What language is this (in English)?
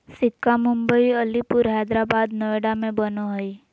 Magahi